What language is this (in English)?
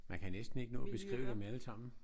Danish